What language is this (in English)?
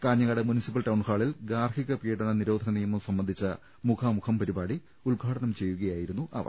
Malayalam